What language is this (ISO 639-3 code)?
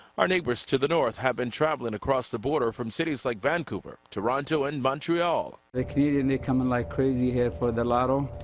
eng